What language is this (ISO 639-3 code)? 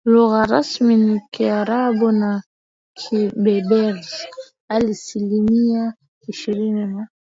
swa